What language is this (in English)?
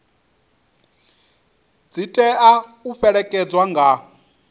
Venda